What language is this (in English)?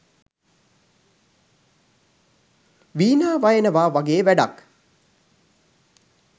Sinhala